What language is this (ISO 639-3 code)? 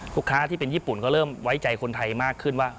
tha